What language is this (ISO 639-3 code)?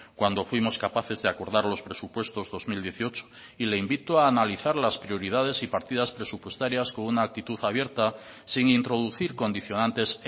spa